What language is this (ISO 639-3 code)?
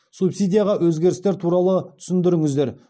kaz